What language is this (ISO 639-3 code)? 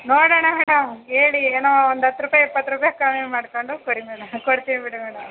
kan